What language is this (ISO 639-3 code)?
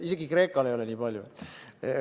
est